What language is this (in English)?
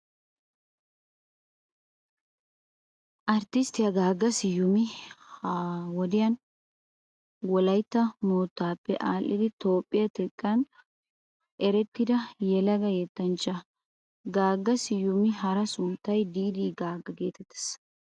Wolaytta